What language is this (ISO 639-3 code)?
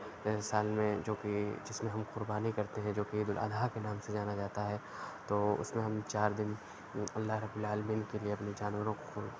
urd